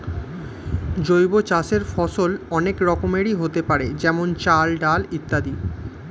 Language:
Bangla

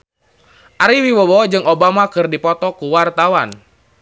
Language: Sundanese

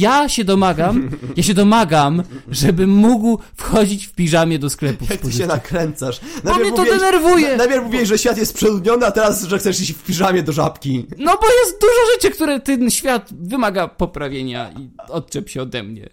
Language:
Polish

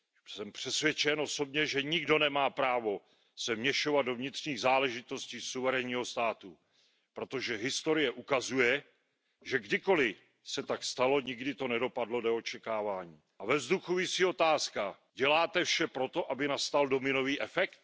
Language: Czech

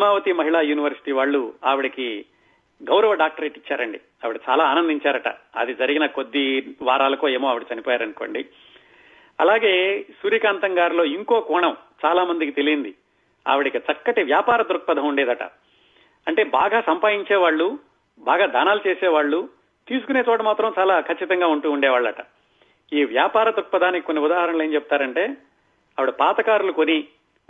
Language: Telugu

